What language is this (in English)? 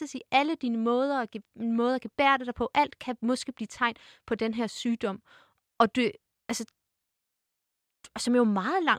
Danish